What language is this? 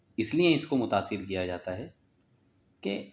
Urdu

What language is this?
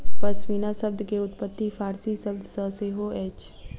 Maithili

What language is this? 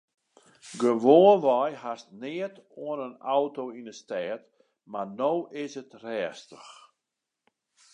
Western Frisian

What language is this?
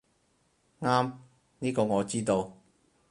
Cantonese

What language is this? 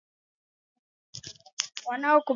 Swahili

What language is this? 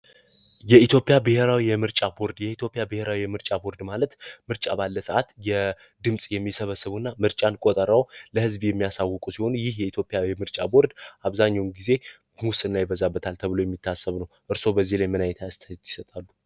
Amharic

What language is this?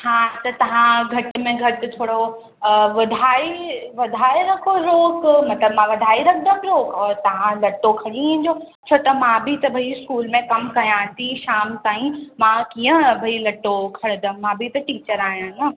Sindhi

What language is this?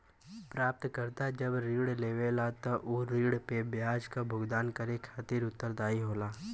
Bhojpuri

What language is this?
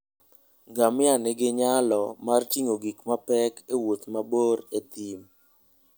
Luo (Kenya and Tanzania)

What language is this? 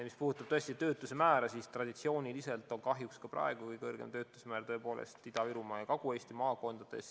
Estonian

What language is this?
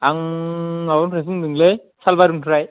Bodo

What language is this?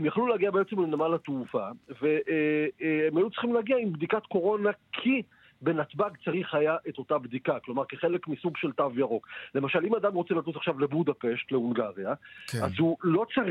Hebrew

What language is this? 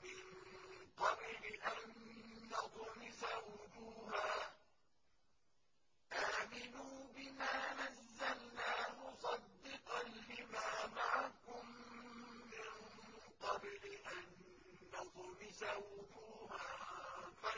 Arabic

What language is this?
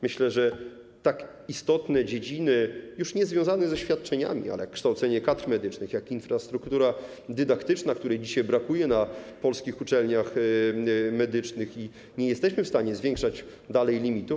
Polish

